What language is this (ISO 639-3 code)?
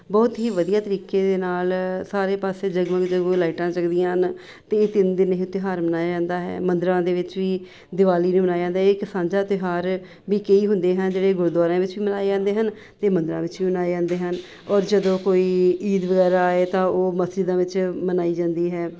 pan